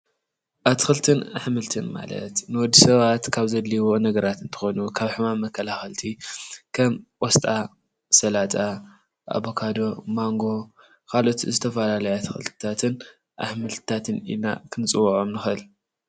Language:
Tigrinya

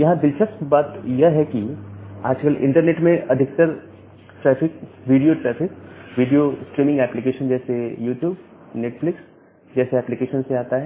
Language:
Hindi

